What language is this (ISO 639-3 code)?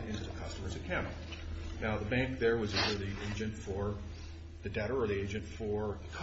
eng